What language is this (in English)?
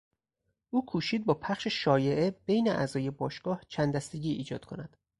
Persian